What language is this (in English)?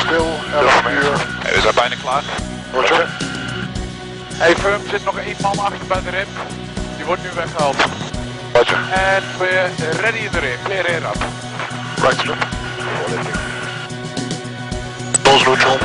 Dutch